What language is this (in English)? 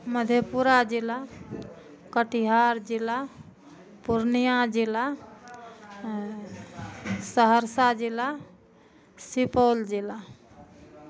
Maithili